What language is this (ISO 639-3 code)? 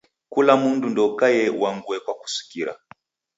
dav